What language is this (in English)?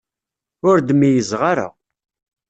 Kabyle